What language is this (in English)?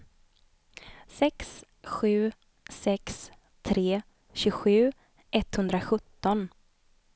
Swedish